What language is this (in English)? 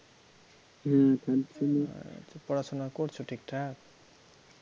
Bangla